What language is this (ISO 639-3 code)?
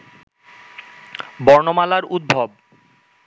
ben